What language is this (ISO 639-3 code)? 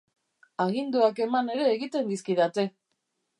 eus